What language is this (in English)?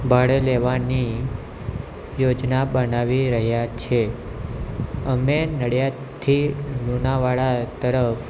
Gujarati